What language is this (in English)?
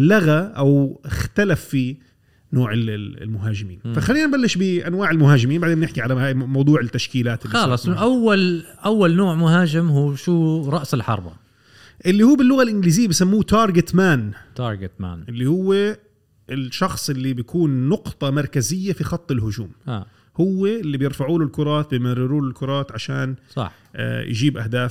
Arabic